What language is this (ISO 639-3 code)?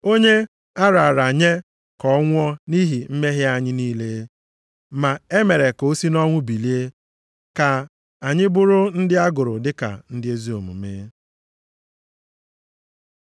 ibo